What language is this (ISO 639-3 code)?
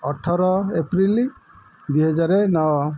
ori